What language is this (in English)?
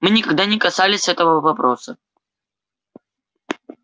Russian